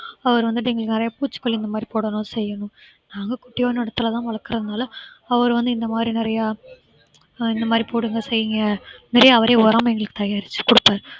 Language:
Tamil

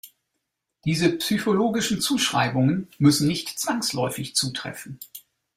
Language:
German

